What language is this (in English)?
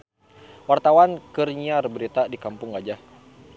Sundanese